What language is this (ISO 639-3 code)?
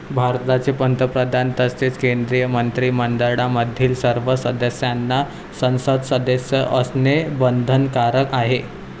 mar